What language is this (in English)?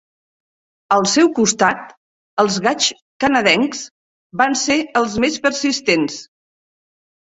Catalan